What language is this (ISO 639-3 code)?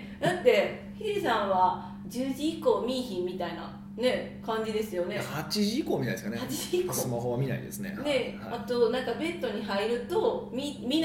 jpn